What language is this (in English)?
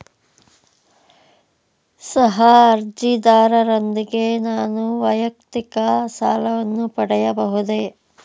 Kannada